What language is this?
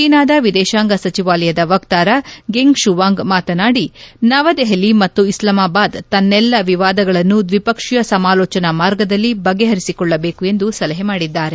Kannada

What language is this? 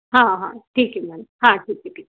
Hindi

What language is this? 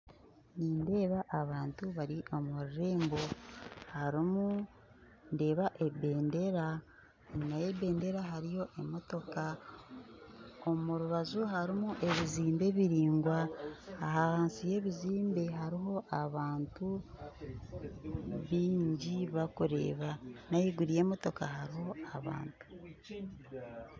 Nyankole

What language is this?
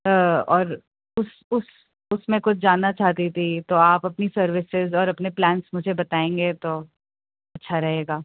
Urdu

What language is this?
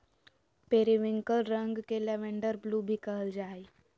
Magahi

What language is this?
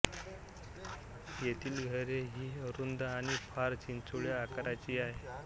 Marathi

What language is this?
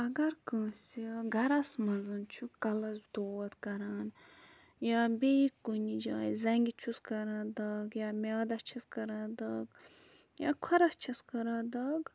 Kashmiri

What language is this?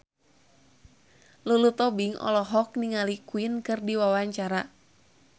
Sundanese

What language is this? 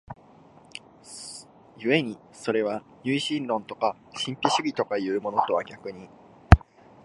Japanese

